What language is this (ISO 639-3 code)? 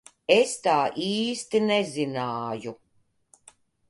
lav